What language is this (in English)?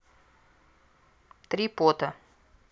Russian